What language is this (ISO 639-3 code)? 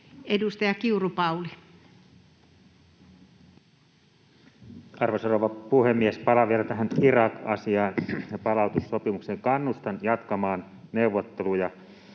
fin